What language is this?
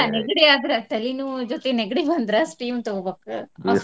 Kannada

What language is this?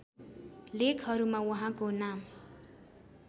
Nepali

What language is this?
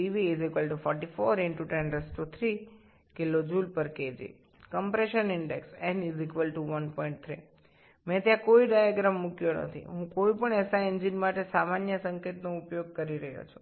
Bangla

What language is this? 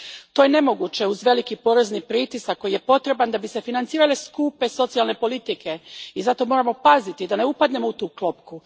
Croatian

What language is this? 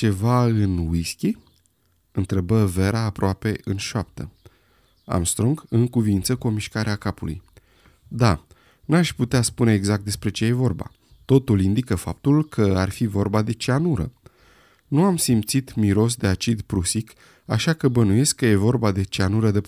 Romanian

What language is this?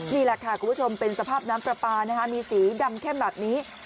Thai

